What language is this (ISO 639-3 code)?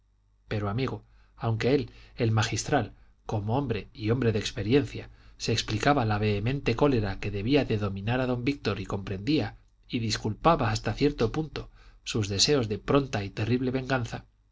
spa